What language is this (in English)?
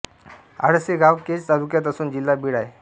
Marathi